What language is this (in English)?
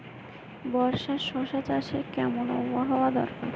Bangla